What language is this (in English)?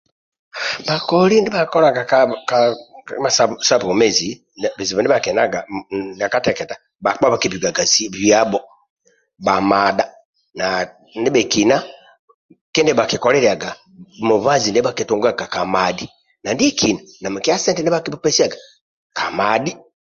Amba (Uganda)